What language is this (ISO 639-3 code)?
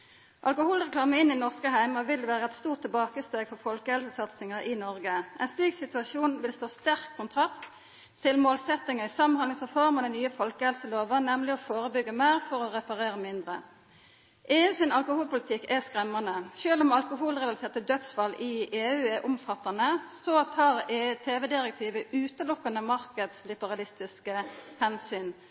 nno